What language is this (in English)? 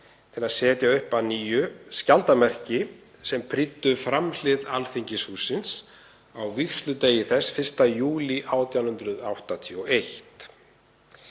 Icelandic